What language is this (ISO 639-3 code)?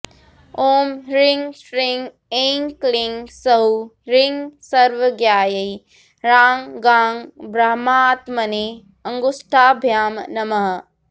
san